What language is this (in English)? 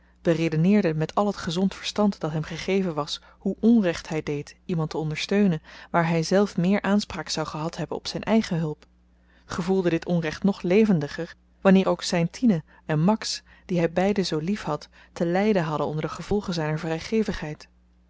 Dutch